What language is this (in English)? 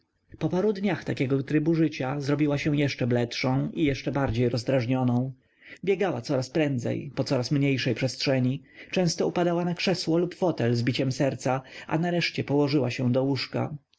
Polish